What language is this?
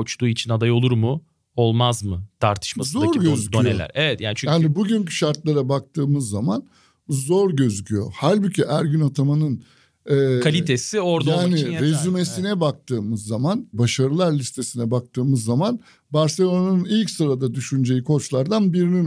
Turkish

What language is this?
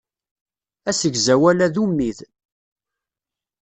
Kabyle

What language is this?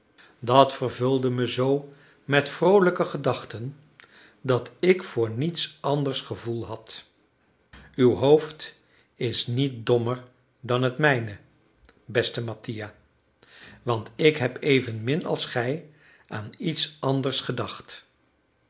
Dutch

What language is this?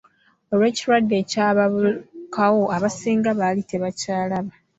Ganda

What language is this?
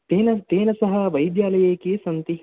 Sanskrit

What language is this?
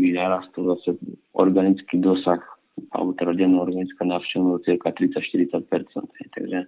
Slovak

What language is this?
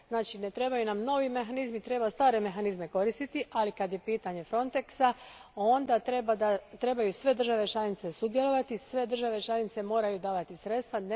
Croatian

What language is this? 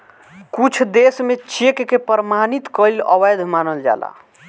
Bhojpuri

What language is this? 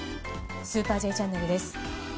Japanese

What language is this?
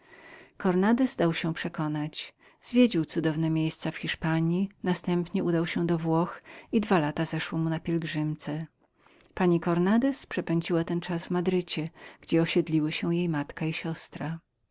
Polish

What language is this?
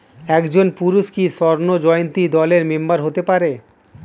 Bangla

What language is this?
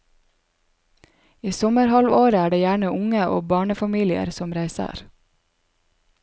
Norwegian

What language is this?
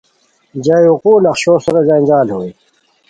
Khowar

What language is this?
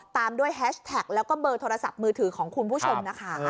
Thai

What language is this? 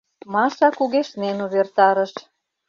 Mari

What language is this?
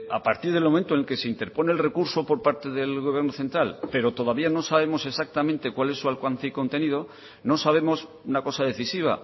Spanish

